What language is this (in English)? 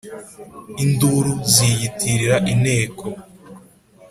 Kinyarwanda